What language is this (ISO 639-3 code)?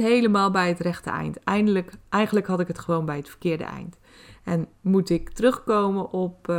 nld